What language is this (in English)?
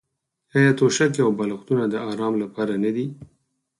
Pashto